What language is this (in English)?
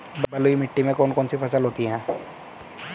Hindi